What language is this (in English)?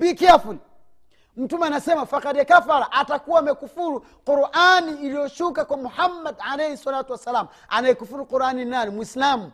Swahili